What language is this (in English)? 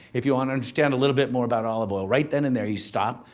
English